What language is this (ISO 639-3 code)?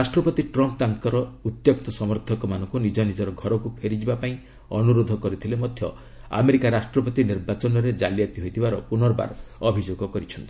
ori